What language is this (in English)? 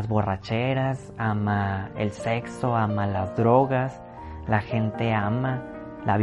Spanish